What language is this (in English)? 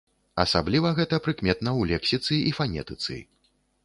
Belarusian